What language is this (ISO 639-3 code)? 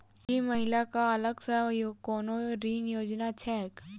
mai